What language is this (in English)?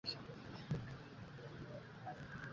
Swahili